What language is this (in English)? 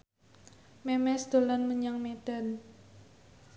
Javanese